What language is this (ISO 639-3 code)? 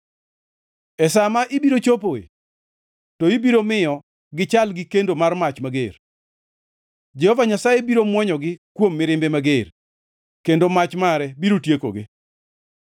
luo